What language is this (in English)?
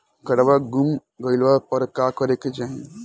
Bhojpuri